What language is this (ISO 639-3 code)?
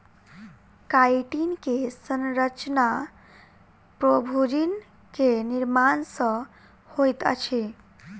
mai